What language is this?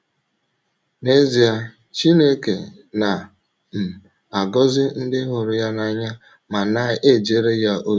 Igbo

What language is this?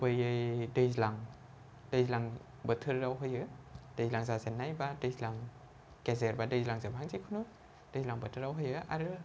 Bodo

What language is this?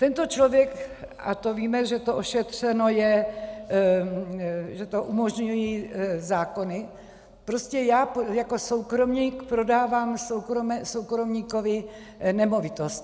Czech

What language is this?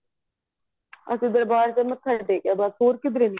Punjabi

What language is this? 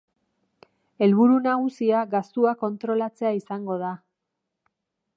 Basque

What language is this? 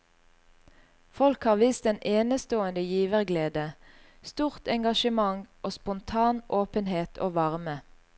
Norwegian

